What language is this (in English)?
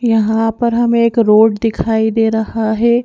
Hindi